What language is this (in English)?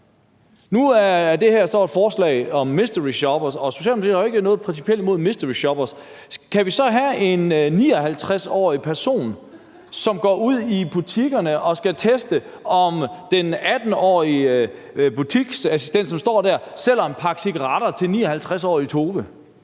Danish